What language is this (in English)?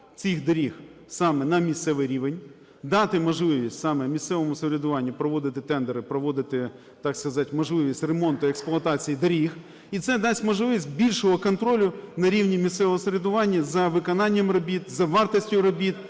Ukrainian